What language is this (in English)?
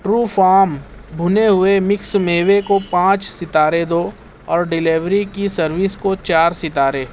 Urdu